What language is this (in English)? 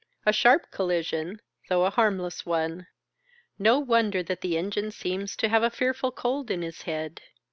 English